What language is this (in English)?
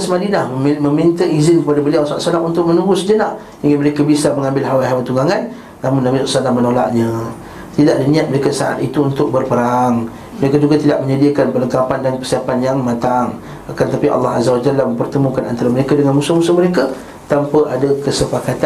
Malay